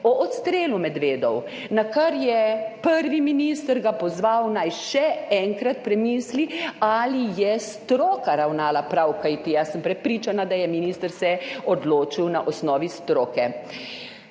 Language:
Slovenian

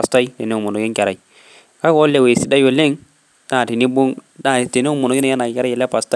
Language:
Masai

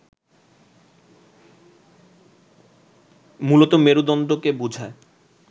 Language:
Bangla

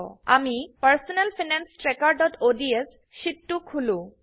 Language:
Assamese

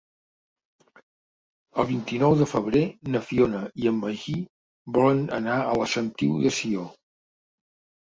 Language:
Catalan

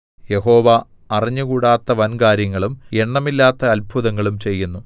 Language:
Malayalam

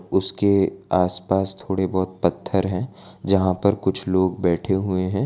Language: Hindi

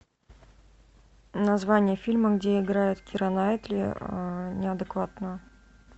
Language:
Russian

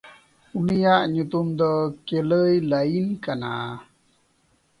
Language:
Santali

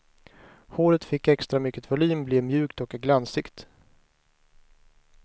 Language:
Swedish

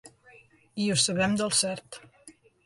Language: Catalan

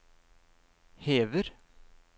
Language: Norwegian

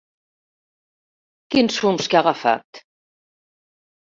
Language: Catalan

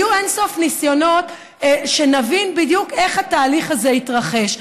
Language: Hebrew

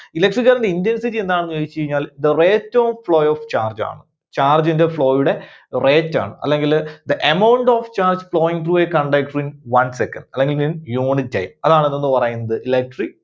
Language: Malayalam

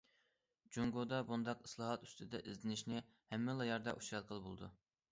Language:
Uyghur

